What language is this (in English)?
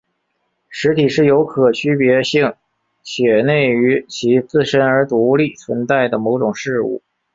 Chinese